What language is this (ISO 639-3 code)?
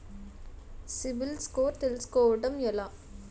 tel